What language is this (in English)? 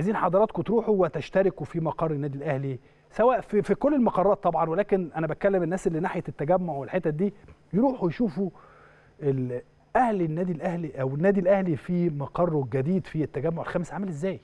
Arabic